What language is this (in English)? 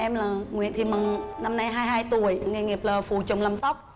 Vietnamese